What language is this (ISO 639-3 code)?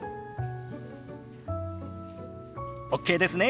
jpn